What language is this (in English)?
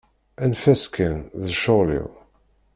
Kabyle